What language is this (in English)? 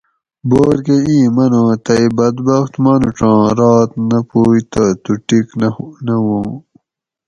Gawri